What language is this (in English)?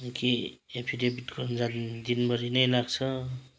Nepali